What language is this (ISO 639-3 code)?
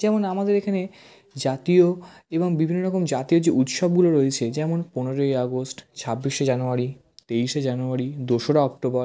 ben